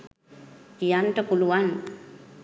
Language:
Sinhala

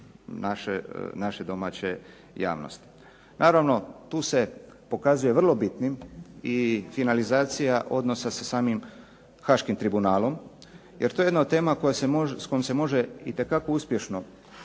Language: Croatian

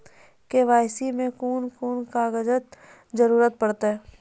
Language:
Maithili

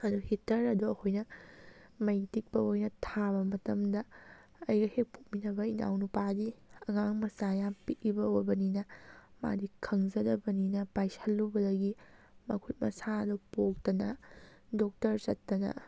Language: Manipuri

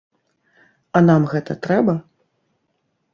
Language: Belarusian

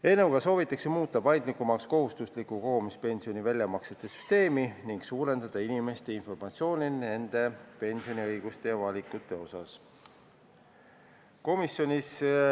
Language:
Estonian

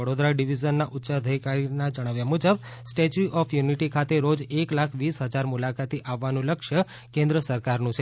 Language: Gujarati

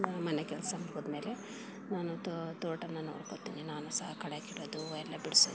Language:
Kannada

